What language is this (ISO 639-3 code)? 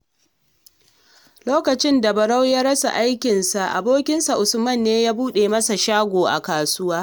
hau